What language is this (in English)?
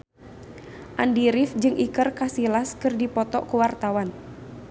Sundanese